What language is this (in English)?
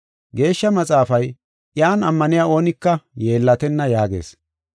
Gofa